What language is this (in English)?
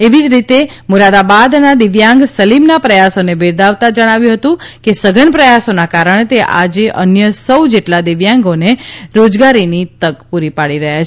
Gujarati